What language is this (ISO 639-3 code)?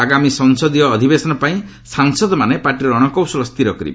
ori